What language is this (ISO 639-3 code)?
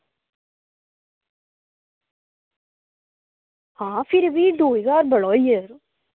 doi